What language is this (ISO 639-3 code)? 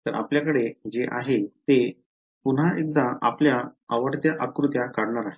mar